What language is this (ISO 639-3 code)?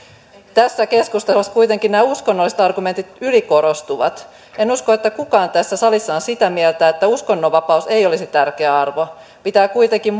fin